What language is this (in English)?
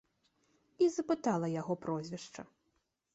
Belarusian